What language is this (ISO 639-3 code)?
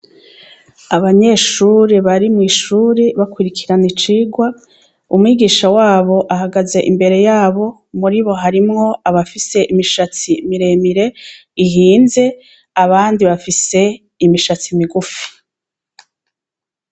run